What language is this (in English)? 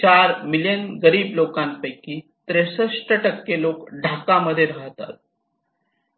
Marathi